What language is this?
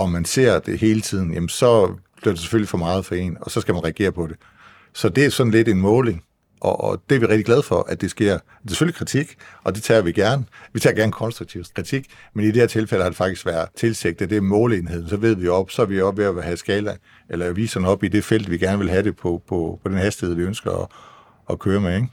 Danish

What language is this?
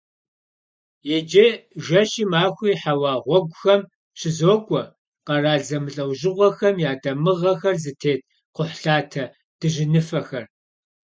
Kabardian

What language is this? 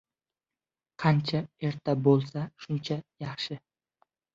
Uzbek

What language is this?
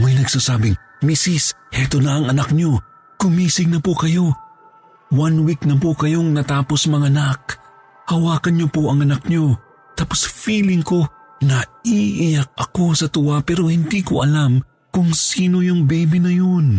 Filipino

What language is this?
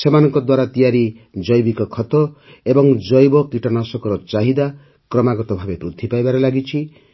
Odia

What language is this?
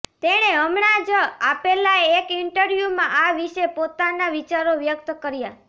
Gujarati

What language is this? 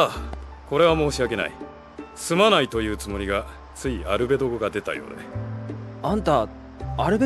Japanese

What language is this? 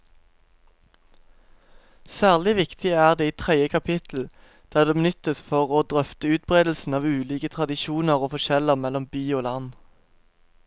Norwegian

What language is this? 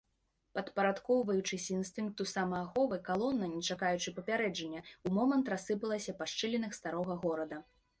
Belarusian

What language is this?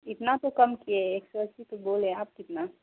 Urdu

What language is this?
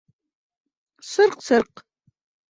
Bashkir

